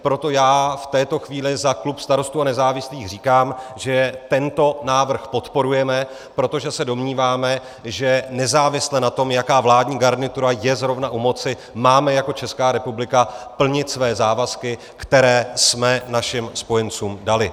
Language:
Czech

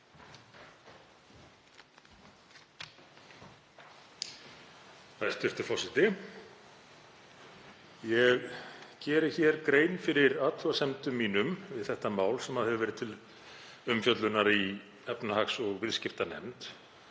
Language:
Icelandic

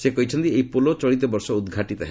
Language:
Odia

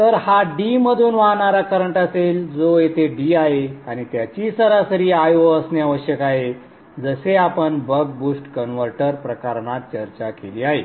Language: Marathi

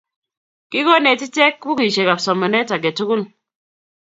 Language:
Kalenjin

